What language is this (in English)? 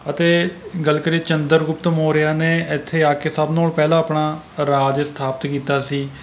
Punjabi